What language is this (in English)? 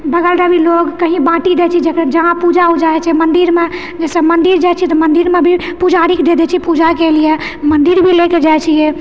Maithili